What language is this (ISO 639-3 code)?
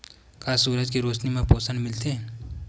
hne